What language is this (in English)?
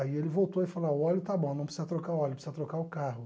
Portuguese